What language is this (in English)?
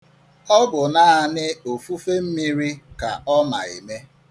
Igbo